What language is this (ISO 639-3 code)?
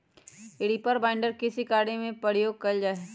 mag